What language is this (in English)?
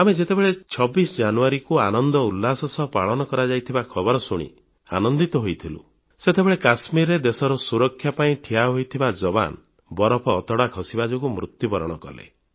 Odia